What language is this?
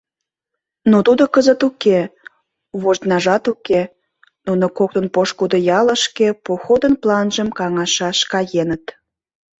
Mari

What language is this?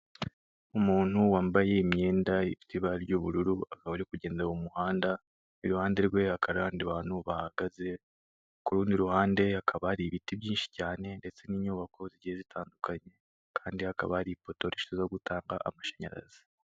Kinyarwanda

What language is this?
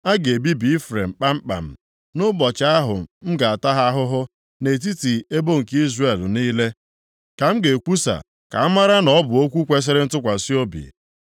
Igbo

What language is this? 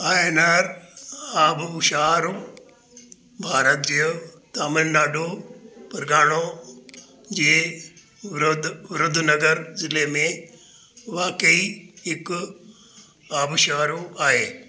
Sindhi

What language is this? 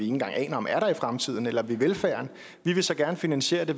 Danish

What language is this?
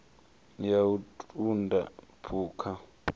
Venda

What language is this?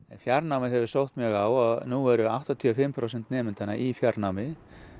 Icelandic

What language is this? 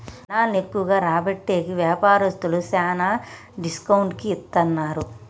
Telugu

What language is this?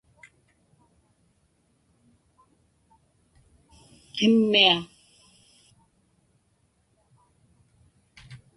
Inupiaq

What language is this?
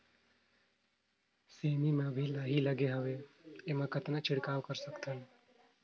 Chhattisgarhi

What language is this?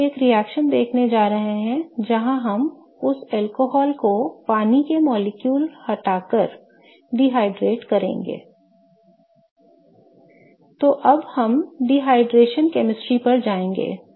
Hindi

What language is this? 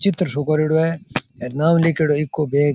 Rajasthani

